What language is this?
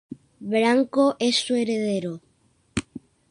Spanish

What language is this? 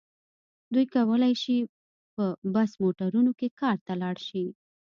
Pashto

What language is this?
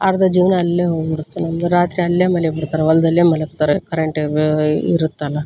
Kannada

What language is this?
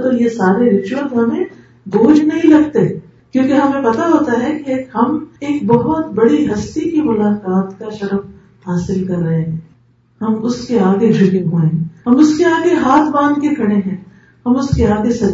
Urdu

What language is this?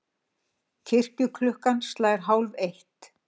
Icelandic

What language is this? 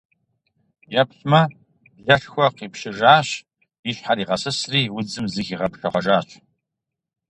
Kabardian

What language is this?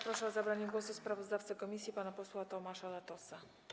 Polish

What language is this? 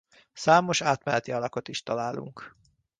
Hungarian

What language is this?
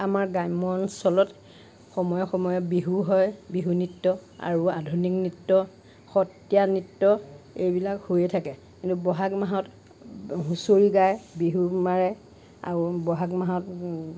Assamese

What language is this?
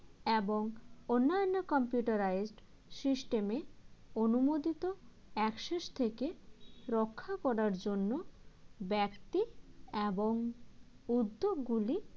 Bangla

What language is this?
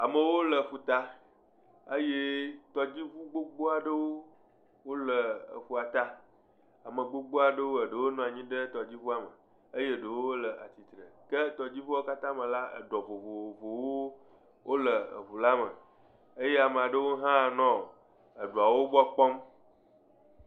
Ewe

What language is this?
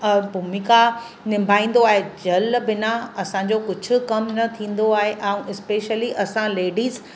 Sindhi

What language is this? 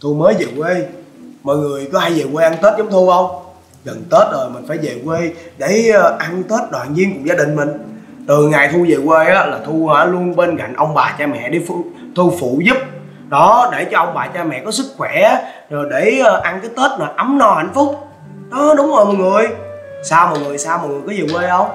Vietnamese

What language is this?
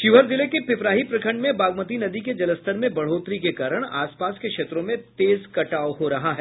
Hindi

